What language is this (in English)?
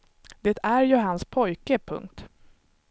Swedish